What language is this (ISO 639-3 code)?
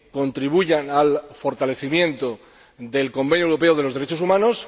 spa